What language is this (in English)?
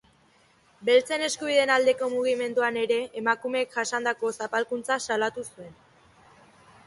Basque